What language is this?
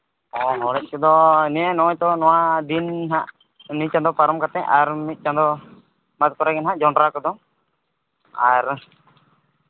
Santali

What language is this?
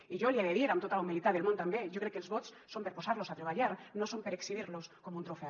Catalan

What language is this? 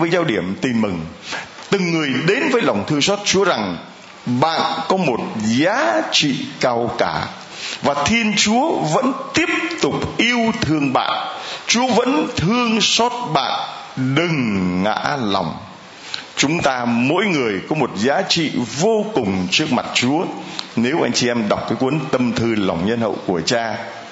Vietnamese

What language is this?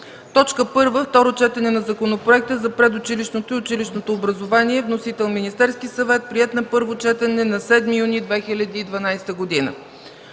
Bulgarian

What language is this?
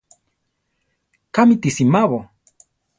Central Tarahumara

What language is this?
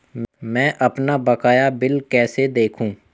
Hindi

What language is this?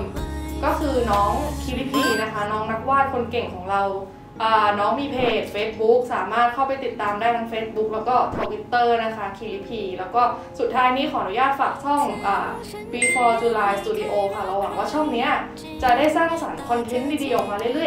Thai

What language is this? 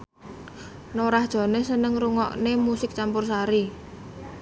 Javanese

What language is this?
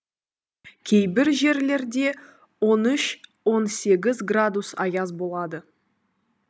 Kazakh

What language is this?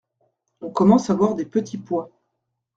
French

